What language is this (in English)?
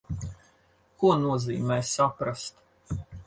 Latvian